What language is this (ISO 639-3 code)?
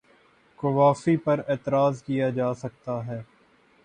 urd